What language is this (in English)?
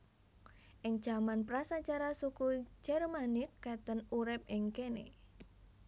Javanese